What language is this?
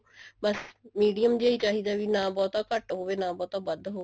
Punjabi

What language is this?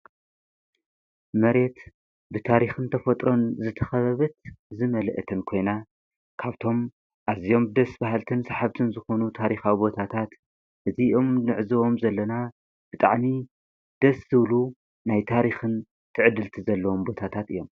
Tigrinya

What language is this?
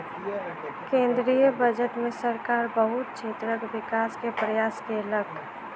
Maithili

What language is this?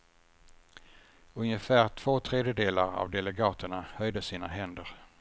Swedish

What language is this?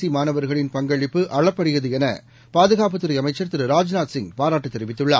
Tamil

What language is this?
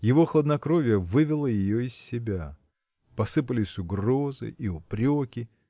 Russian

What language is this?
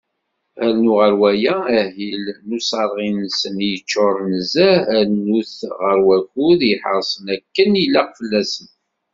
Kabyle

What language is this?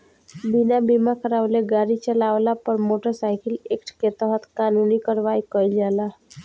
Bhojpuri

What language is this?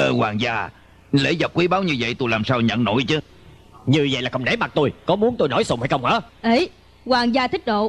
Vietnamese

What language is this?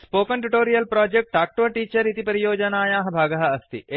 Sanskrit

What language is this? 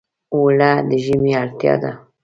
Pashto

